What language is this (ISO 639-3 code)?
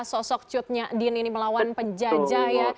ind